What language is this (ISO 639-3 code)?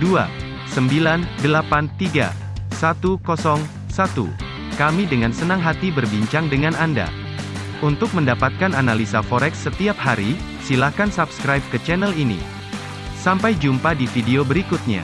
ind